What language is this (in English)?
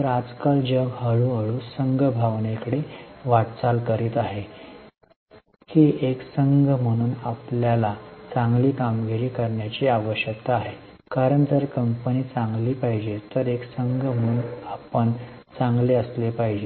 Marathi